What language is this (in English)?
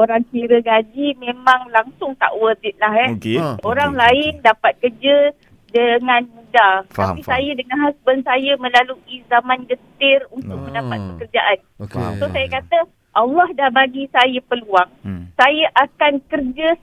Malay